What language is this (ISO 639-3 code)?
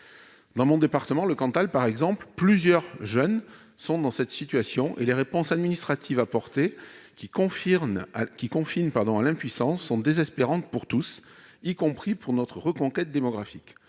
fra